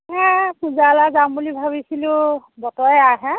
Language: Assamese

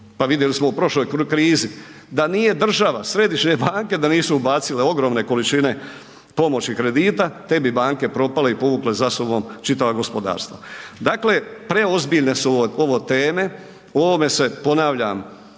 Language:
Croatian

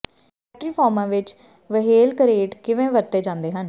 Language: Punjabi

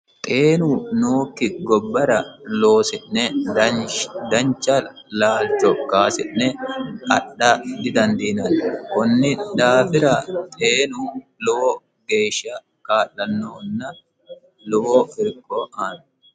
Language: Sidamo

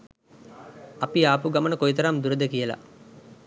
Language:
Sinhala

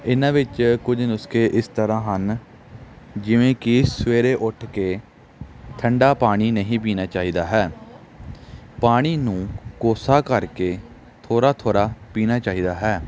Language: Punjabi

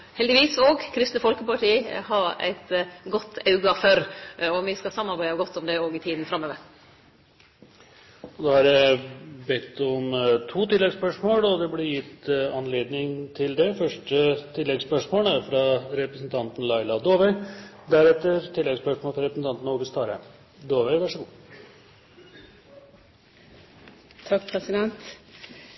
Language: Norwegian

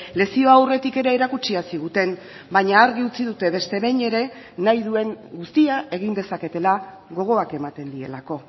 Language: Basque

